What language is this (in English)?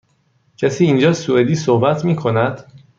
Persian